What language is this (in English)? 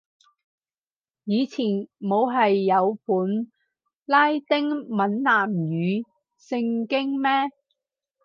Cantonese